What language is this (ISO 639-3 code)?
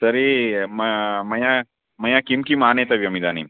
san